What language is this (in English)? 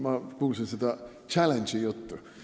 Estonian